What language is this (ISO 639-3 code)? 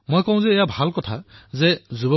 asm